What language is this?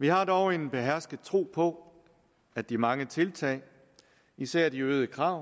Danish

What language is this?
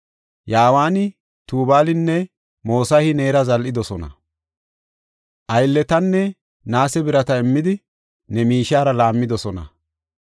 Gofa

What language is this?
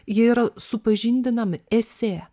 Lithuanian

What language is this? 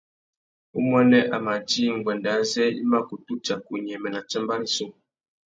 Tuki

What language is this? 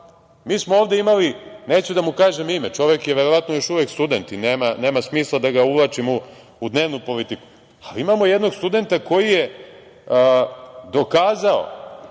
Serbian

